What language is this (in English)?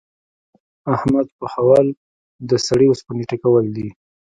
Pashto